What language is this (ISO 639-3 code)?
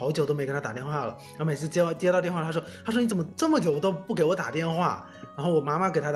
zho